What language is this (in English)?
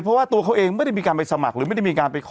Thai